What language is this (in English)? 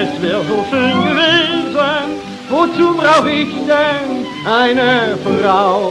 German